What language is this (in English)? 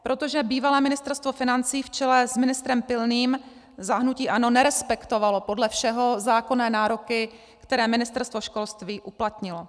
Czech